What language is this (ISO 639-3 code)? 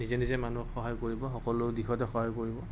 asm